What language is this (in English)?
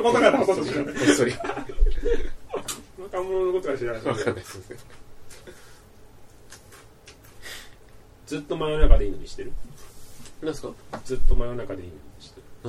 Japanese